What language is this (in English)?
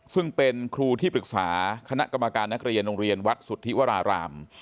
Thai